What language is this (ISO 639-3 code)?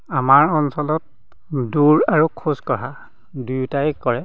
asm